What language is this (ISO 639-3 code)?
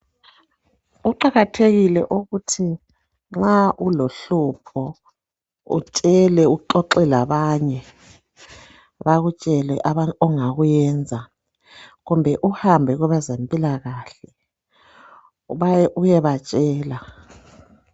nde